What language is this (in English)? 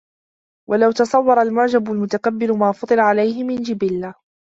Arabic